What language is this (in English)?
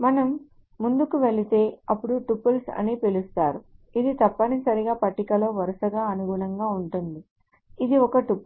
Telugu